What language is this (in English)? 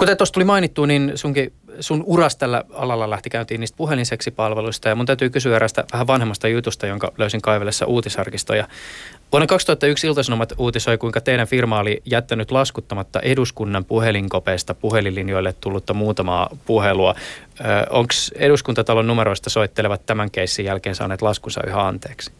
Finnish